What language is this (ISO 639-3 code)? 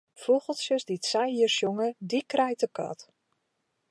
fry